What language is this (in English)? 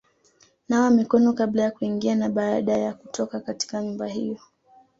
Swahili